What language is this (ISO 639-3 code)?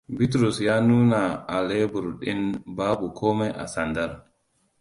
hau